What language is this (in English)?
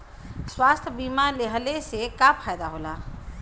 Bhojpuri